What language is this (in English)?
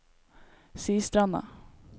Norwegian